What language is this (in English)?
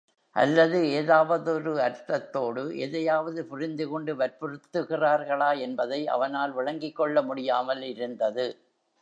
Tamil